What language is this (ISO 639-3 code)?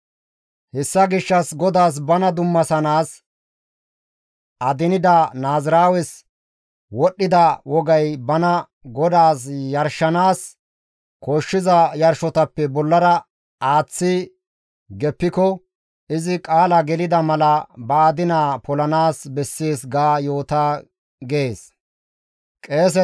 gmv